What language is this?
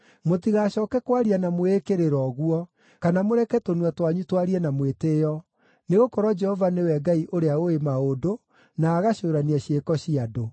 Kikuyu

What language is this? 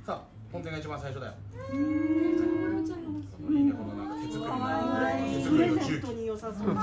Japanese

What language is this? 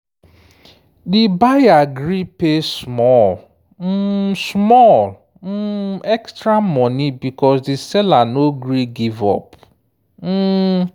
Nigerian Pidgin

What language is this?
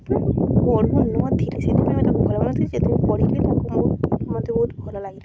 Odia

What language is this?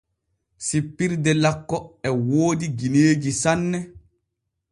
Borgu Fulfulde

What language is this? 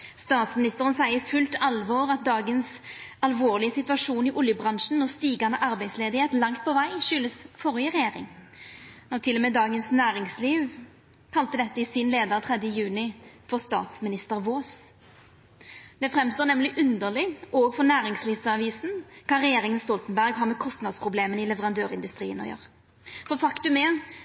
Norwegian Nynorsk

